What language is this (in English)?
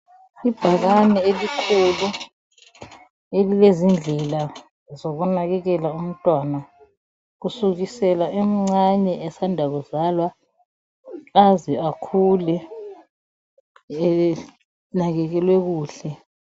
North Ndebele